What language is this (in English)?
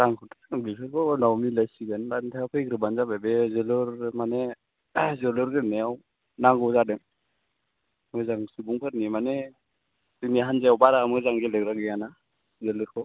Bodo